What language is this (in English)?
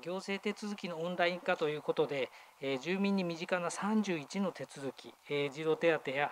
Japanese